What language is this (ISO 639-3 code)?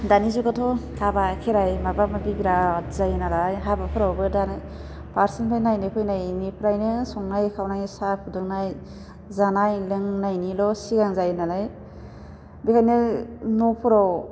brx